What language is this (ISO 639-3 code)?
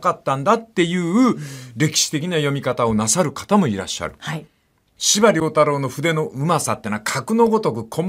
jpn